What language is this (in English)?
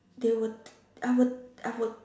English